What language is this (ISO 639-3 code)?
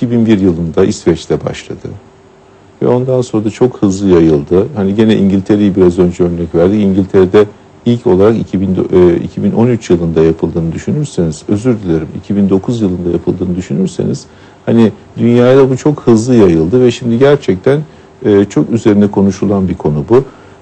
tur